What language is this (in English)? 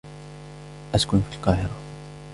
Arabic